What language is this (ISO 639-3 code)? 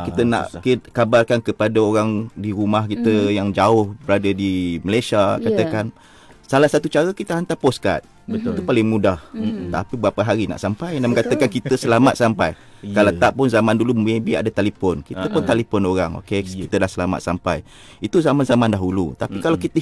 msa